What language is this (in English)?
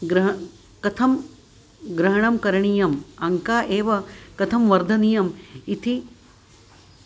Sanskrit